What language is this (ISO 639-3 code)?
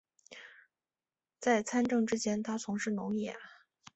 zho